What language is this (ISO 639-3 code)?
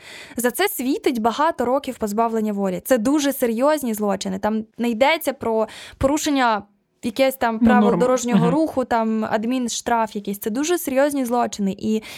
ukr